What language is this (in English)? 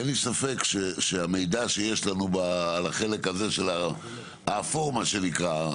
Hebrew